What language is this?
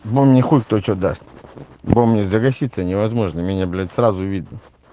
Russian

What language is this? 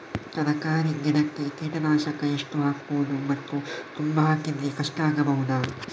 Kannada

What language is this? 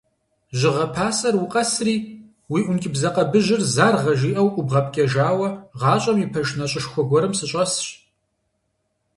Kabardian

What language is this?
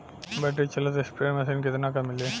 Bhojpuri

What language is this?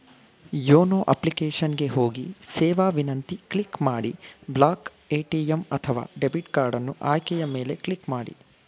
Kannada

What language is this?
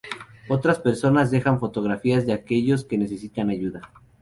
Spanish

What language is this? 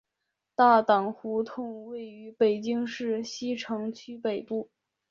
Chinese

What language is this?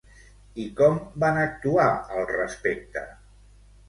Catalan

